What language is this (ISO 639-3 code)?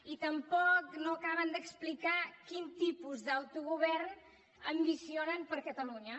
cat